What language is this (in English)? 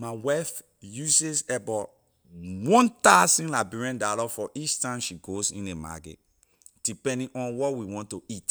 Liberian English